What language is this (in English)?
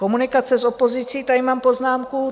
Czech